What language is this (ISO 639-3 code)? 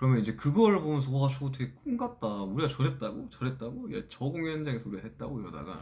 kor